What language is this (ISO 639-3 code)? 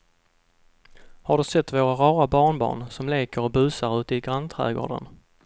swe